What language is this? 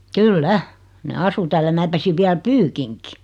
Finnish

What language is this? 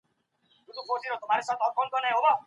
Pashto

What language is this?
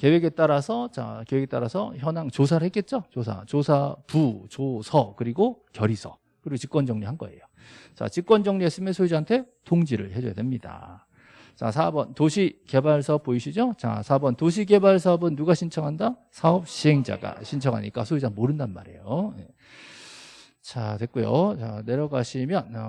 Korean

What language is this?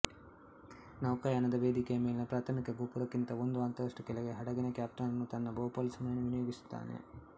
Kannada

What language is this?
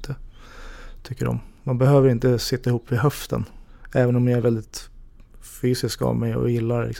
Swedish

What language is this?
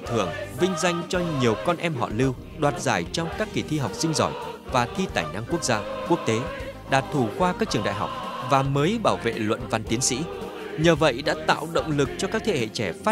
Vietnamese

